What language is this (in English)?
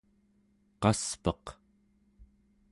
Central Yupik